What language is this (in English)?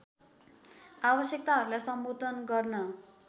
Nepali